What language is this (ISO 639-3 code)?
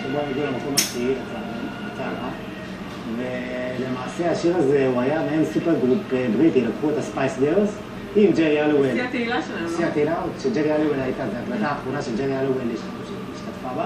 heb